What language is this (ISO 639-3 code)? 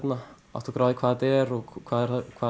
isl